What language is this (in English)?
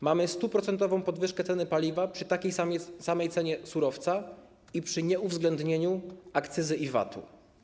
Polish